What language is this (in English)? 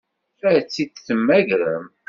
Kabyle